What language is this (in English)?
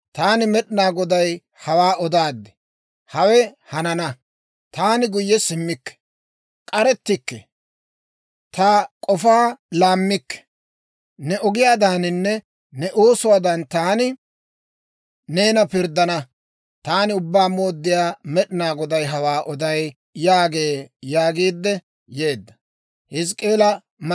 Dawro